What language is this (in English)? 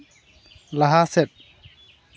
Santali